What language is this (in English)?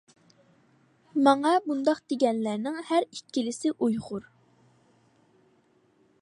Uyghur